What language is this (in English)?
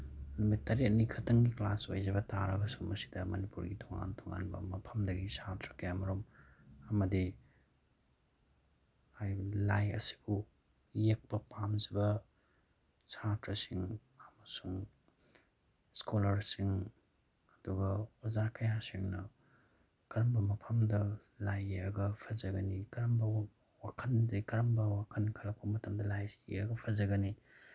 Manipuri